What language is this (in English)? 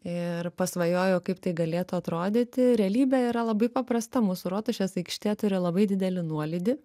Lithuanian